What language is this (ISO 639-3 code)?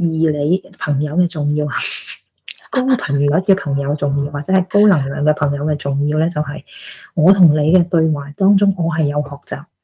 zho